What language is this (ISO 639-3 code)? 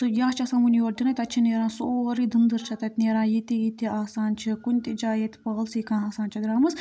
kas